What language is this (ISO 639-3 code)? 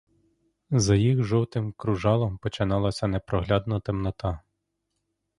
ukr